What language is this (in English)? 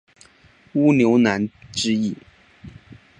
Chinese